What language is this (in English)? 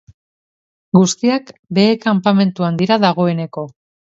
Basque